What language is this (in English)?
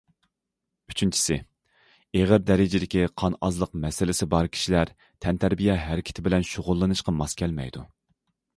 Uyghur